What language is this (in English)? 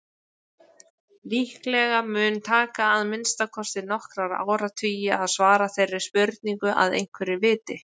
Icelandic